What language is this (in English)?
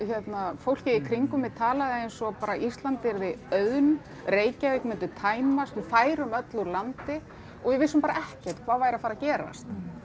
Icelandic